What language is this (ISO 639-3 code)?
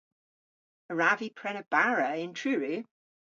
cor